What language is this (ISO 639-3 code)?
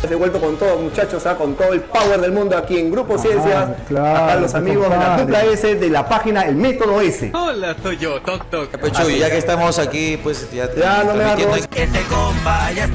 spa